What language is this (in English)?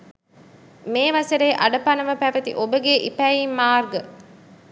Sinhala